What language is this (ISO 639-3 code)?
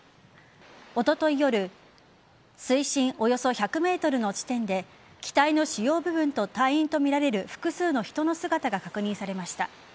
jpn